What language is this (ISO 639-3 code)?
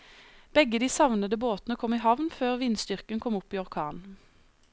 nor